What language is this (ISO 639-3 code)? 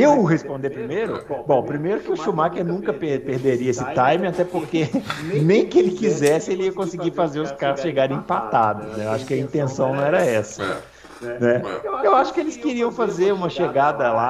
por